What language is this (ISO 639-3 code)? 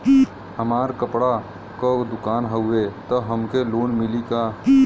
bho